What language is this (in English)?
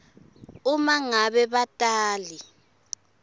Swati